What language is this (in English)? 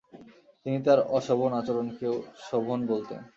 Bangla